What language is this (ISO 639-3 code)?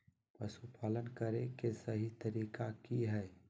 mag